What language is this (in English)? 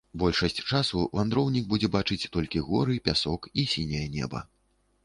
Belarusian